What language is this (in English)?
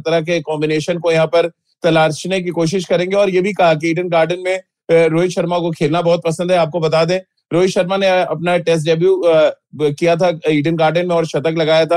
Hindi